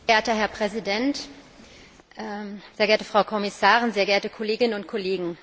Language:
German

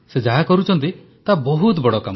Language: Odia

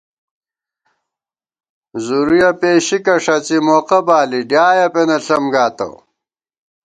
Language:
Gawar-Bati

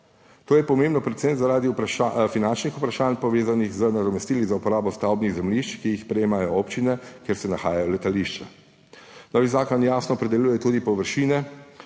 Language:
Slovenian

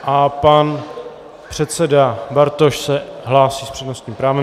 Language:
Czech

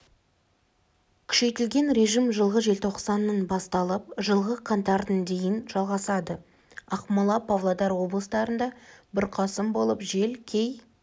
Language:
Kazakh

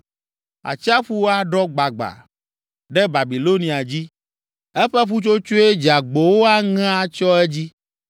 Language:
Ewe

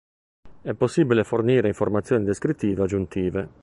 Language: Italian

